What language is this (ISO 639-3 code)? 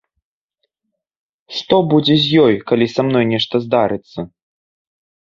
bel